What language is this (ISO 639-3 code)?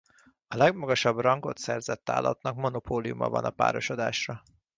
hun